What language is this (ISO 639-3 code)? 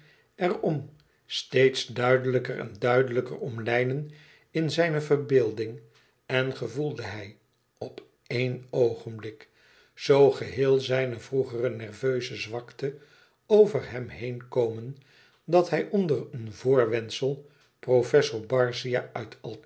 nld